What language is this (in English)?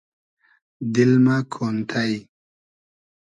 Hazaragi